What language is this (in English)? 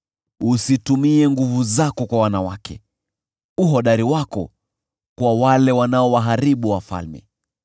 Swahili